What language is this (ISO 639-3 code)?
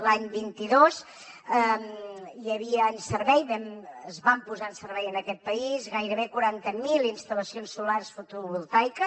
cat